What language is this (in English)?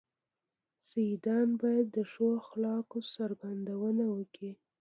Pashto